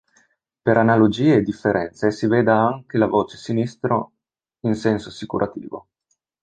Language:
Italian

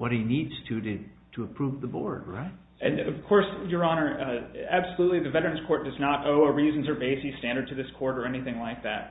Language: English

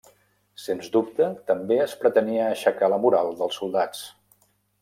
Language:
Catalan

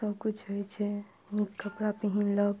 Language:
Maithili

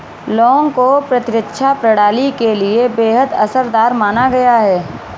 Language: Hindi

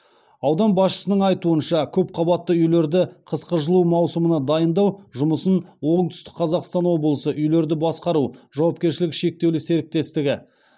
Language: Kazakh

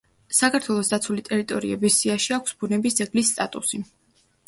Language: Georgian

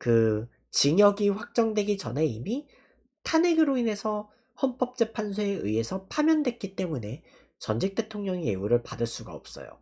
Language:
Korean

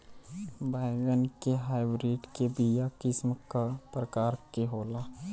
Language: Bhojpuri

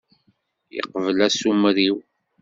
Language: Kabyle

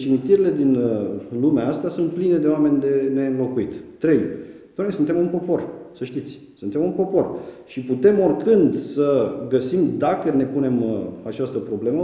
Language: Romanian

